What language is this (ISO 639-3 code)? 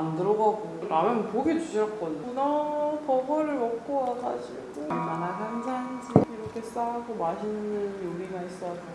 kor